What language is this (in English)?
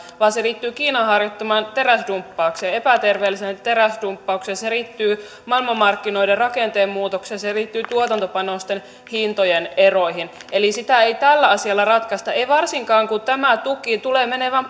Finnish